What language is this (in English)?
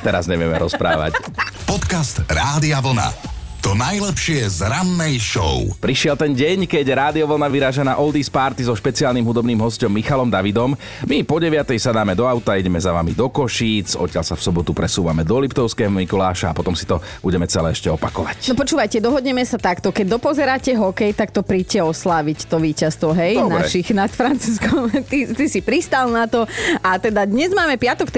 Slovak